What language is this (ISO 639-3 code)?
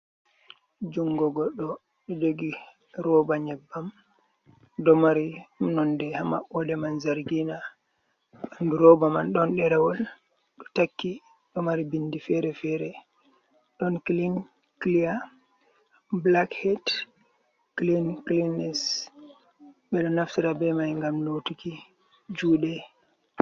ful